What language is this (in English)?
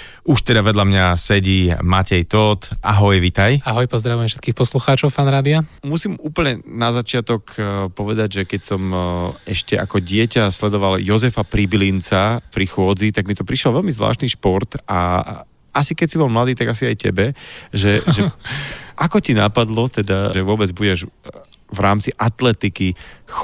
Slovak